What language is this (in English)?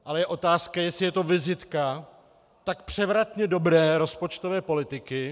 Czech